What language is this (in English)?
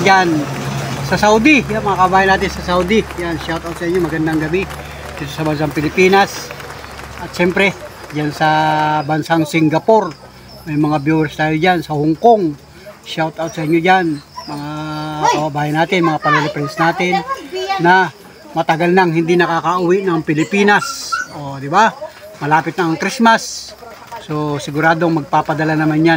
Filipino